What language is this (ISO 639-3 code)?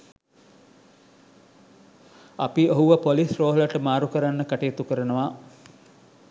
sin